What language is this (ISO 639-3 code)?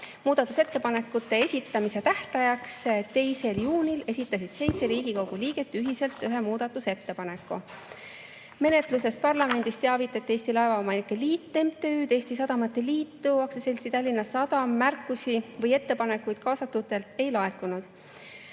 est